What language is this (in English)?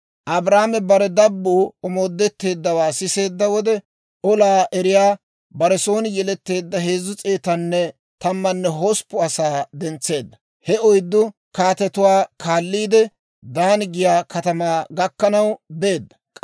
Dawro